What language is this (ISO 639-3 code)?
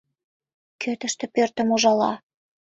chm